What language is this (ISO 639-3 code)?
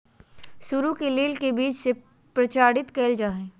mag